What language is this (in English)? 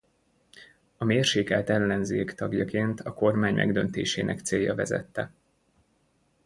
Hungarian